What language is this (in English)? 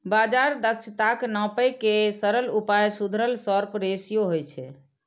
Maithili